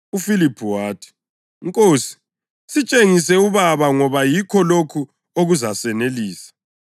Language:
North Ndebele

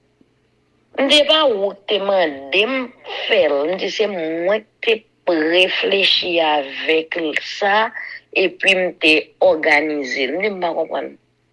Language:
French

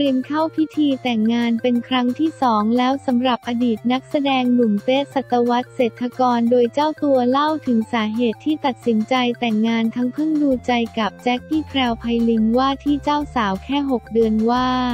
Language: Thai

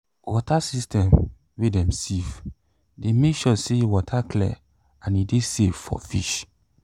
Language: Nigerian Pidgin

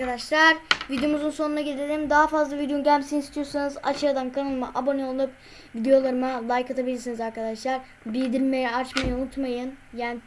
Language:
Turkish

